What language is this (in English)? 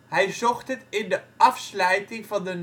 Dutch